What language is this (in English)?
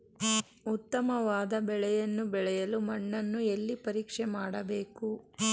Kannada